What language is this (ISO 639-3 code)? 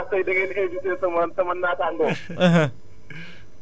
wol